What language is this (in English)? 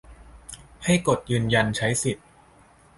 Thai